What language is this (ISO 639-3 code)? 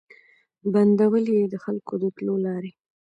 pus